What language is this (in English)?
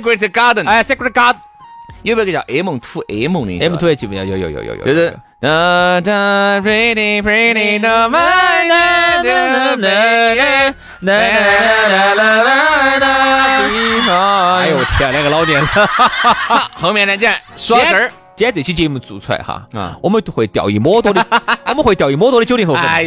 Chinese